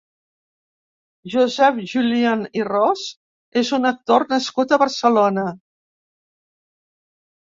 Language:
Catalan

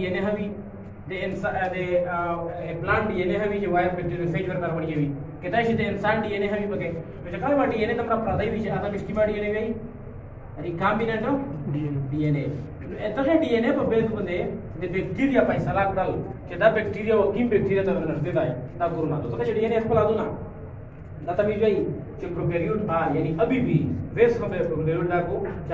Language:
Indonesian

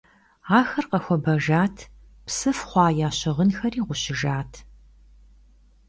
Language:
Kabardian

